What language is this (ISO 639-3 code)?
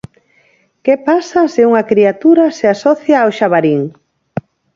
glg